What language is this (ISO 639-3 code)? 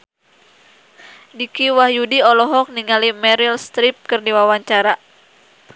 sun